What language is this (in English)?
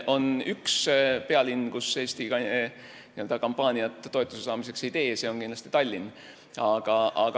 Estonian